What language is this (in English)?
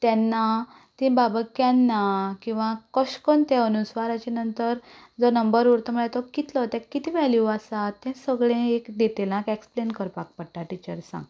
Konkani